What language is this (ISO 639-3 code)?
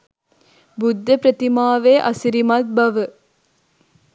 sin